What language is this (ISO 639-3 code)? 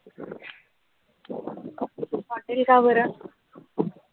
mar